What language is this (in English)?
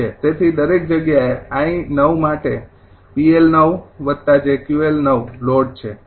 Gujarati